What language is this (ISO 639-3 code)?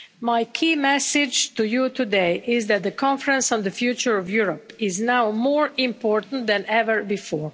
eng